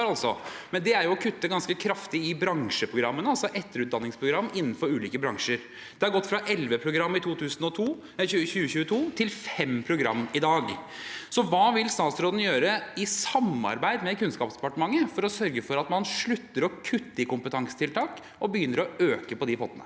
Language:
Norwegian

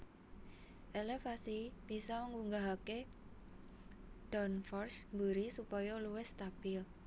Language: Javanese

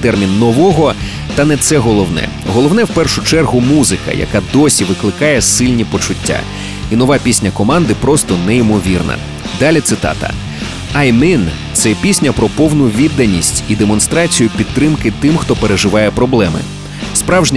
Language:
Ukrainian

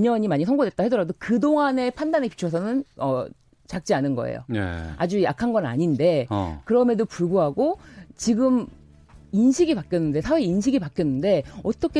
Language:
Korean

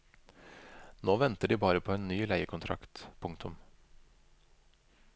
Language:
Norwegian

